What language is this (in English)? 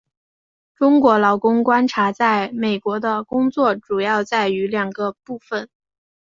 Chinese